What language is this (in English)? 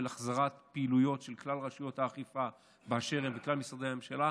Hebrew